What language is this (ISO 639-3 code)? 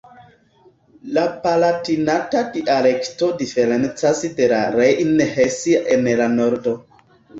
epo